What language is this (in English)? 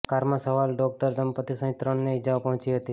Gujarati